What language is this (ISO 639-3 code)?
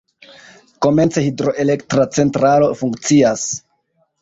epo